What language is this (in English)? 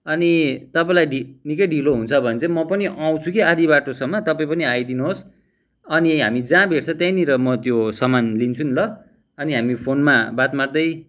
Nepali